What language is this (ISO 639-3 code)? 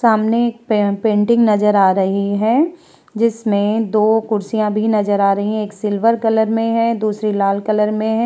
hin